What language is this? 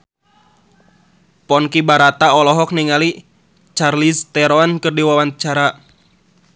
Sundanese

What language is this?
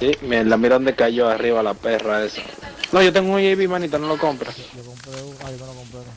Spanish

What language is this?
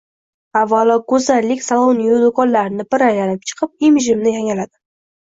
Uzbek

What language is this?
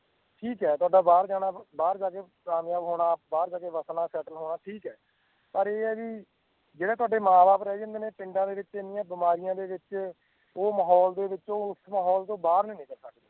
Punjabi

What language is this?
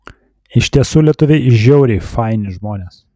Lithuanian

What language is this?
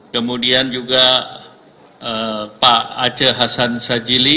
Indonesian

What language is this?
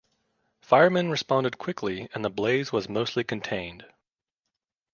English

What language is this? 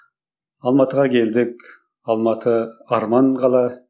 Kazakh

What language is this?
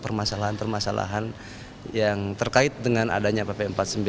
Indonesian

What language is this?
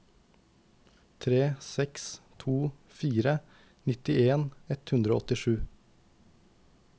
Norwegian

